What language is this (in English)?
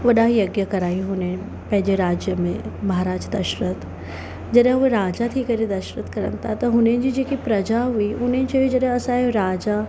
Sindhi